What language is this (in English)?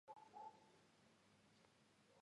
Georgian